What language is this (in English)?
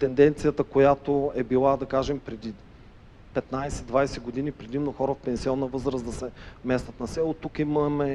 Bulgarian